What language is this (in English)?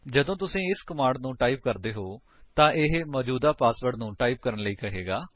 Punjabi